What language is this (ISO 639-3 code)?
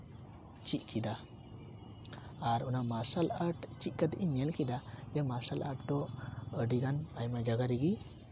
sat